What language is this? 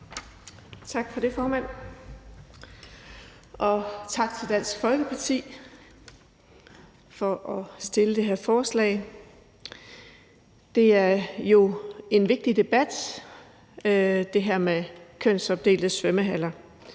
Danish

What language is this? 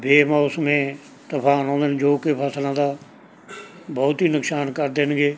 Punjabi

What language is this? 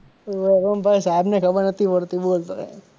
Gujarati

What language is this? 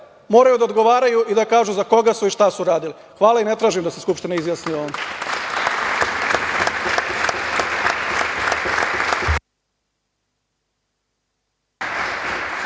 Serbian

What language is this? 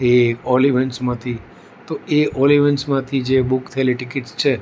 Gujarati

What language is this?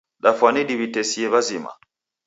Taita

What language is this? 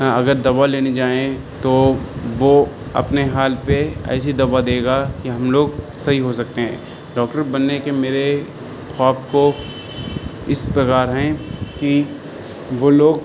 Urdu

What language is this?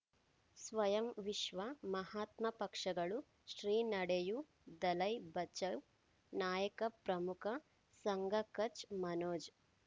Kannada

